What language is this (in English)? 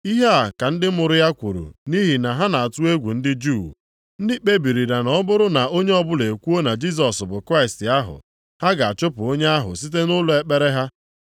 Igbo